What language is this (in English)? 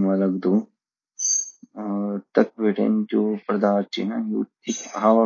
Garhwali